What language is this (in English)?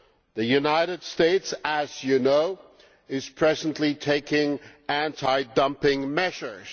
English